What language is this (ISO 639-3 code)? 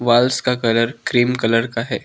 hin